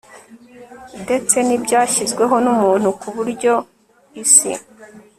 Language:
Kinyarwanda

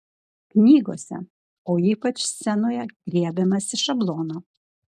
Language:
Lithuanian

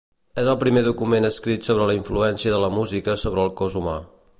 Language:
Catalan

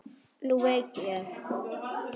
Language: Icelandic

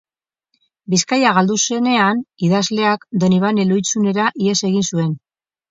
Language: Basque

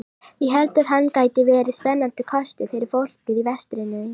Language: Icelandic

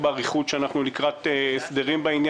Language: Hebrew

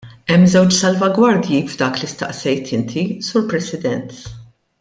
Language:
Maltese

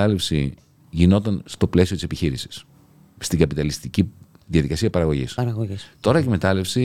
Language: Greek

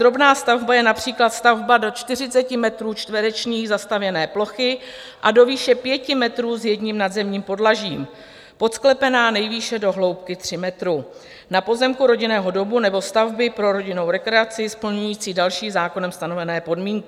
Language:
Czech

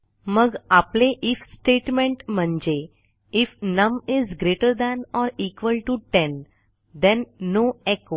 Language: Marathi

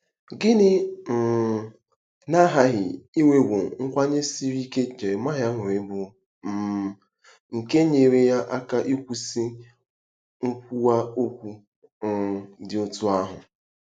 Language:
Igbo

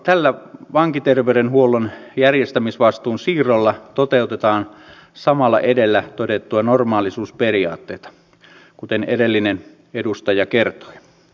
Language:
Finnish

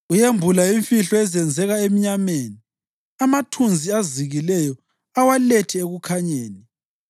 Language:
North Ndebele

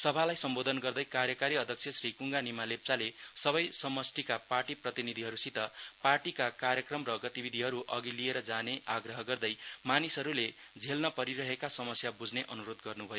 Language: Nepali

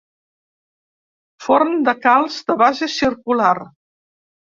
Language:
Catalan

